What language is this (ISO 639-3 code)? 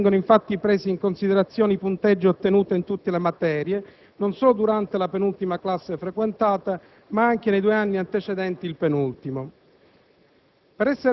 ita